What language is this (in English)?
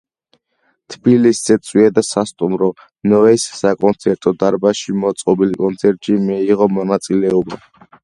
Georgian